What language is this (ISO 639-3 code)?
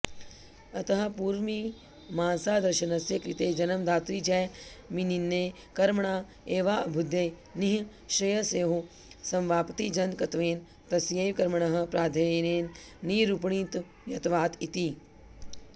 san